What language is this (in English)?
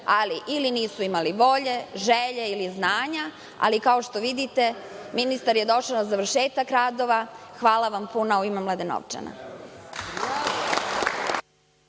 Serbian